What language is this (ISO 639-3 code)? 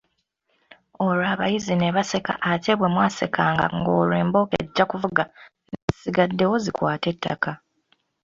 lug